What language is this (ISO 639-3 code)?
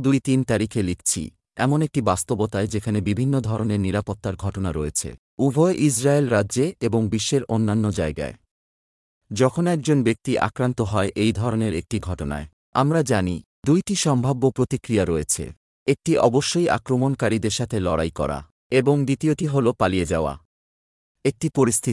ben